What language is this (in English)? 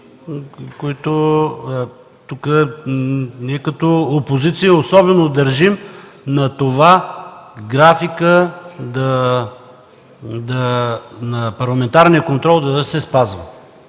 Bulgarian